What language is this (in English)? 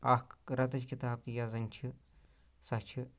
Kashmiri